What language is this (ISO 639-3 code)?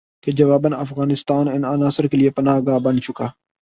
urd